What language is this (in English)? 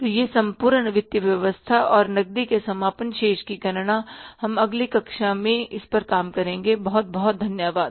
Hindi